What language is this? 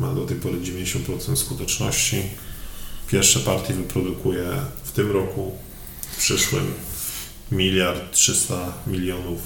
Polish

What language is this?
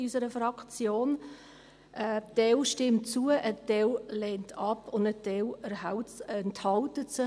Swiss German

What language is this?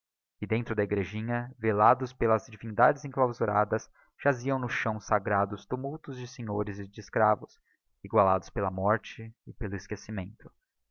Portuguese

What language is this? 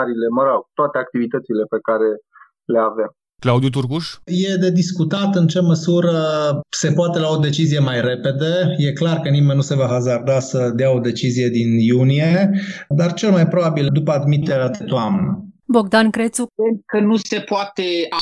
Romanian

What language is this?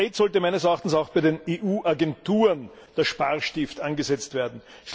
German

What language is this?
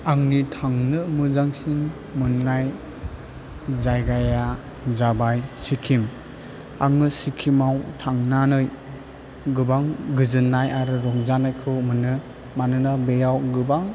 Bodo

